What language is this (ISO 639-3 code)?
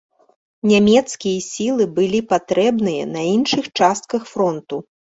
bel